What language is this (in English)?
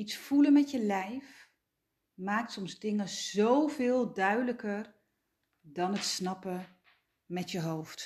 Dutch